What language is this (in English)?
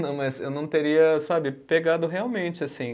Portuguese